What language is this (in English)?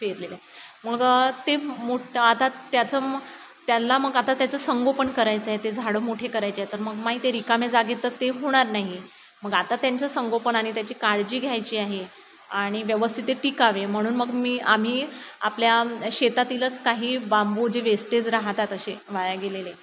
Marathi